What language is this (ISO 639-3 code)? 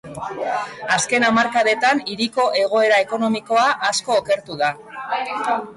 eus